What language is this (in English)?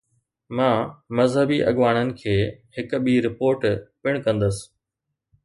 Sindhi